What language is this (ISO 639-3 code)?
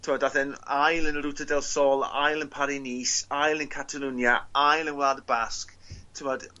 cym